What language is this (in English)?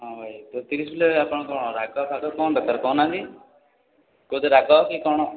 Odia